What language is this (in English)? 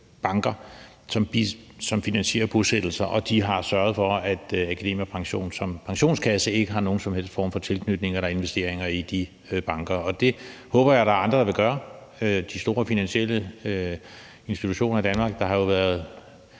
Danish